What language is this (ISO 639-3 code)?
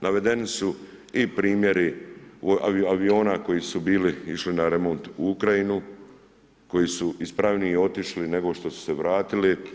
hrv